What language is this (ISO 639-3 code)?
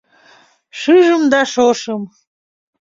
chm